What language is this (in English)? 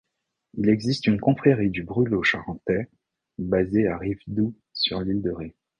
French